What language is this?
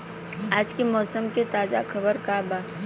Bhojpuri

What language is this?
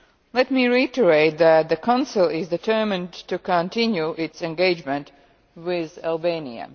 English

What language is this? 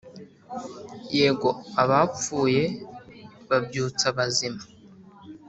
Kinyarwanda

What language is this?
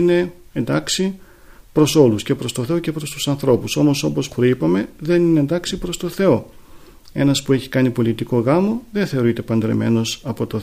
Greek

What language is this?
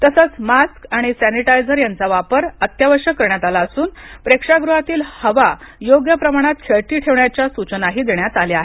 Marathi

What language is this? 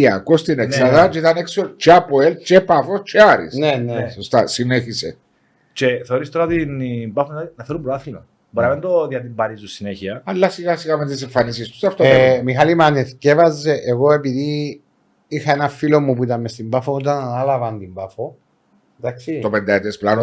Greek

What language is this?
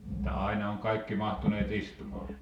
Finnish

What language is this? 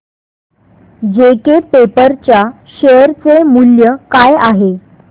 Marathi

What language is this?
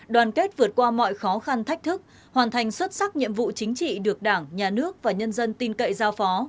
Vietnamese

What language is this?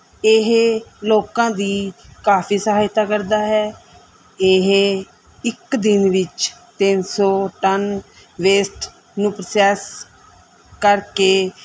Punjabi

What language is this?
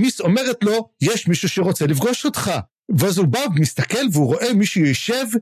Hebrew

